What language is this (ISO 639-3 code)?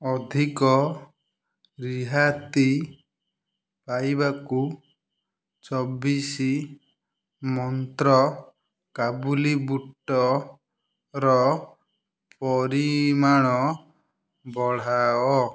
ori